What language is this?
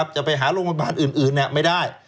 Thai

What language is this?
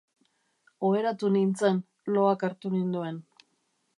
Basque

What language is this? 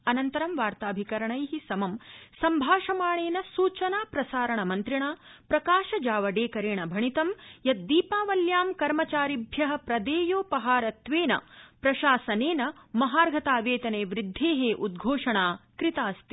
Sanskrit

